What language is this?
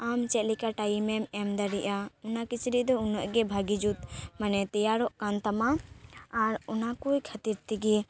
Santali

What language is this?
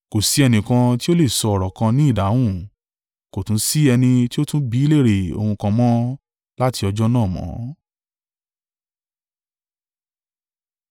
Yoruba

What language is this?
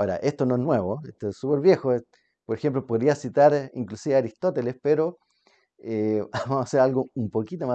Spanish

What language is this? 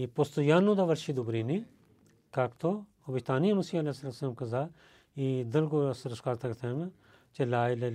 Bulgarian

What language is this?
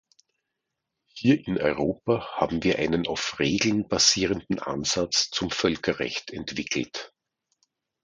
German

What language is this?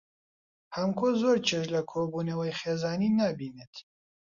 Central Kurdish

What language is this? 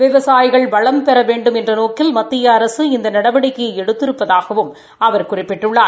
Tamil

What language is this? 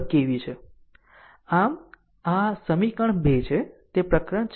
Gujarati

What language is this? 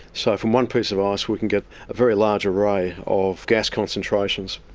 English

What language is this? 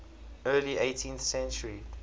English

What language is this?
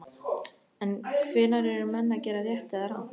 Icelandic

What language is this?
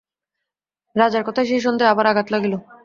Bangla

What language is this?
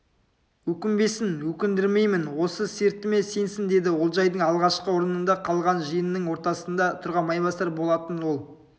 Kazakh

